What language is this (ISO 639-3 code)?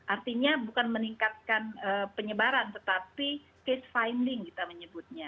ind